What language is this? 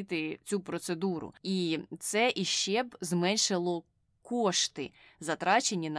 Ukrainian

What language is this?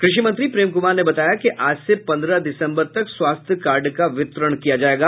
Hindi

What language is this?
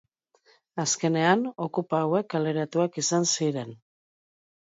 Basque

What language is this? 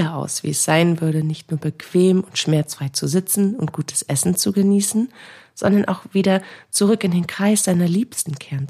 German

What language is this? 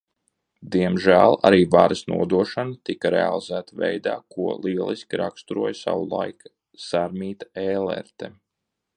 Latvian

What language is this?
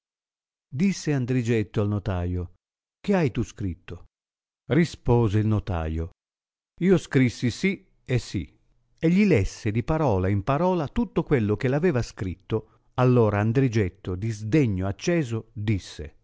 Italian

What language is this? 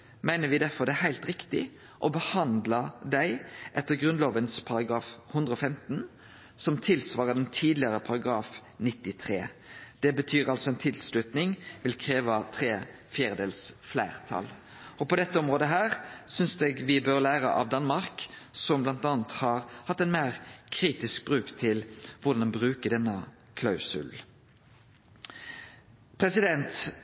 Norwegian Nynorsk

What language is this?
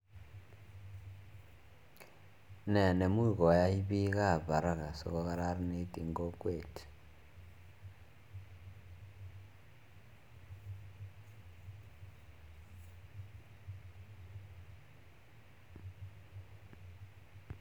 Kalenjin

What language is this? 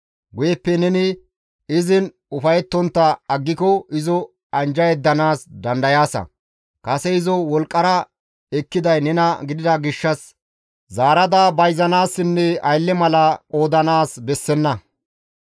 Gamo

